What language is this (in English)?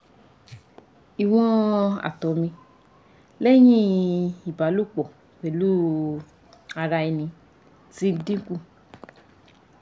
Yoruba